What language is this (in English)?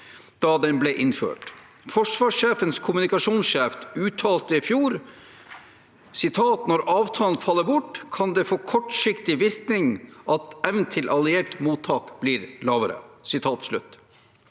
Norwegian